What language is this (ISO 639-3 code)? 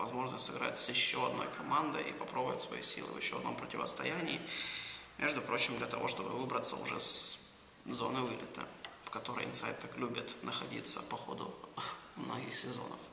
rus